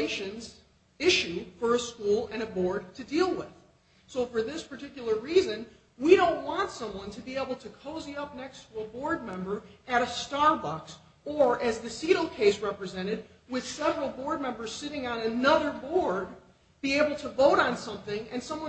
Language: English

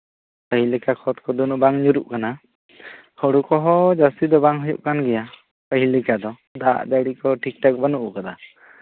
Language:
Santali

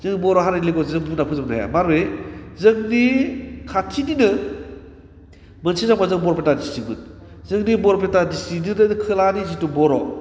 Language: Bodo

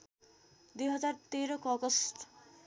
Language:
Nepali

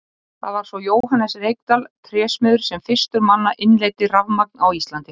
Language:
Icelandic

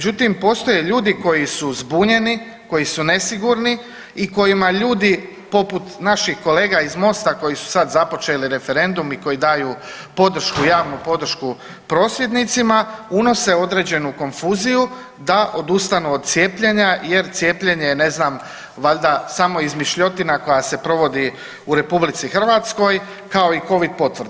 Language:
Croatian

